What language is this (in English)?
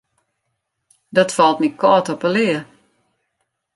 Western Frisian